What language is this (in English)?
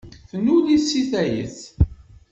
Kabyle